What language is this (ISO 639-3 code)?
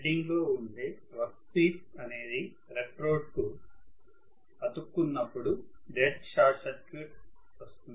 tel